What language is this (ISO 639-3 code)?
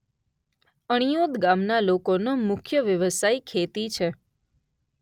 guj